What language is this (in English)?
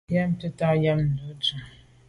Medumba